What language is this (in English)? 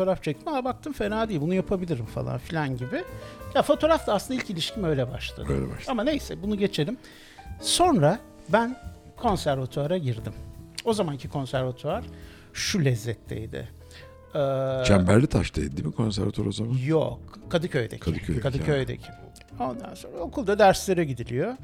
Turkish